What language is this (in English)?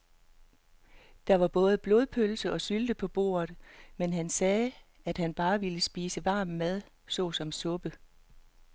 Danish